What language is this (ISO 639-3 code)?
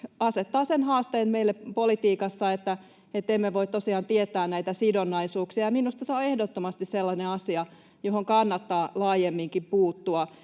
fin